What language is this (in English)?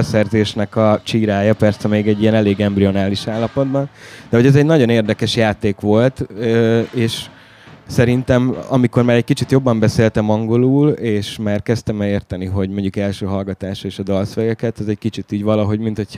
Hungarian